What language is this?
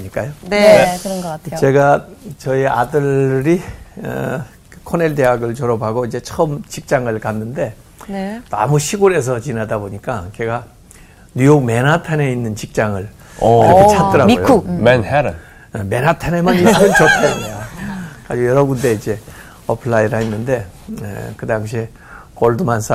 Korean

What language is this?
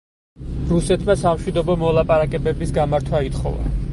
Georgian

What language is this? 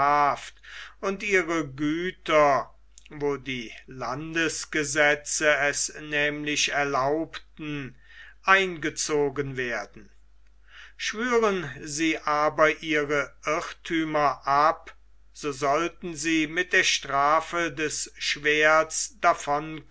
German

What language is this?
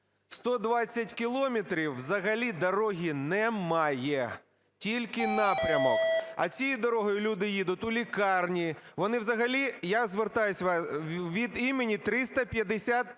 Ukrainian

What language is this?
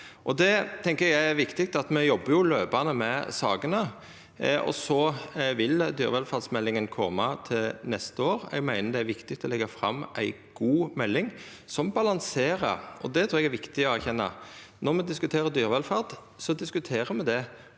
Norwegian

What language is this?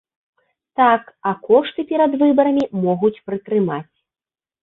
Belarusian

